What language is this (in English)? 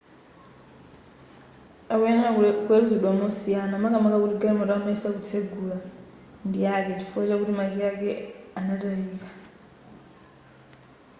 Nyanja